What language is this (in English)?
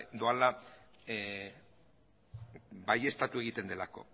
Basque